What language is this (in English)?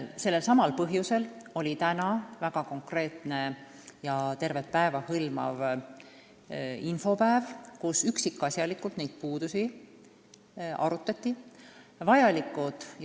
Estonian